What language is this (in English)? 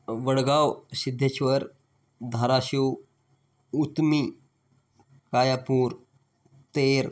Marathi